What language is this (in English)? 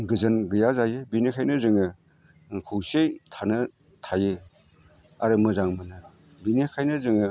Bodo